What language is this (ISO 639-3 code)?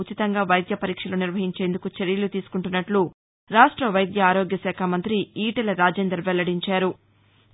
tel